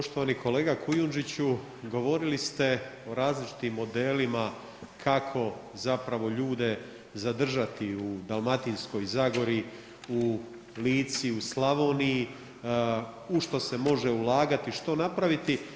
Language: Croatian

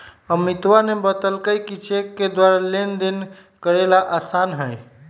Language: Magahi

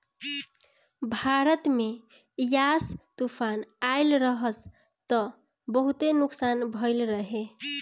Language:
Bhojpuri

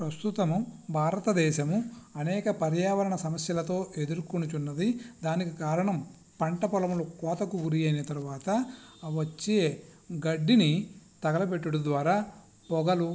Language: Telugu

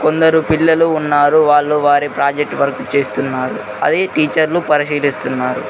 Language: Telugu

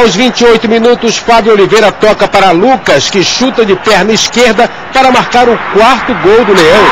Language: Portuguese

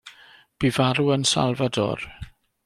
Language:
Welsh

